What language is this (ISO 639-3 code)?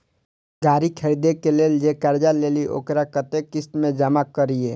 mai